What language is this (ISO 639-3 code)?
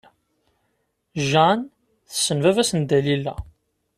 kab